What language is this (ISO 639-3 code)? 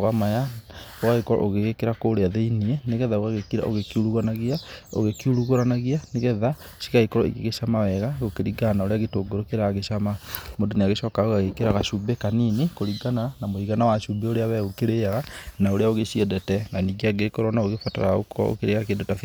kik